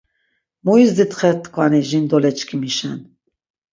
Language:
Laz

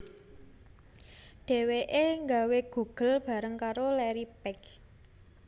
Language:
Javanese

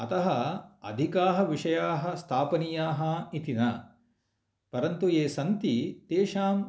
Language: Sanskrit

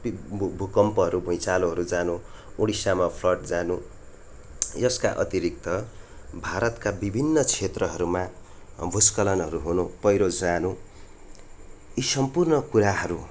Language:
Nepali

